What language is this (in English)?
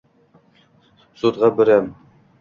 Uzbek